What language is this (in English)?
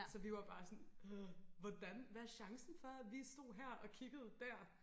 Danish